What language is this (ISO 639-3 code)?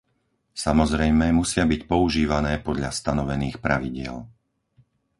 slk